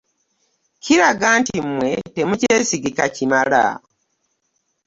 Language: Ganda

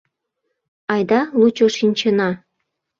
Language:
Mari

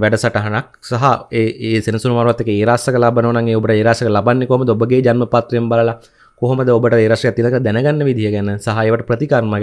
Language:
Indonesian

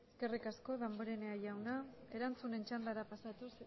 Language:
Basque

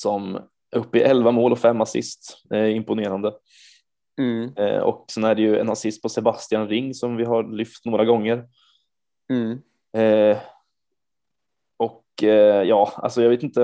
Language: Swedish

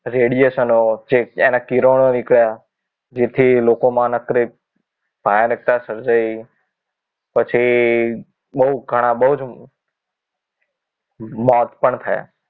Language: Gujarati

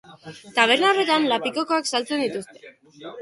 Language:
Basque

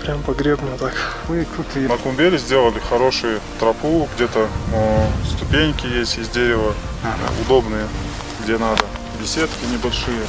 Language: Russian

